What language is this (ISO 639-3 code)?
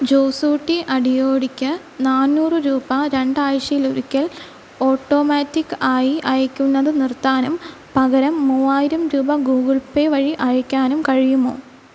mal